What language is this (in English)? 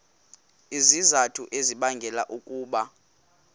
Xhosa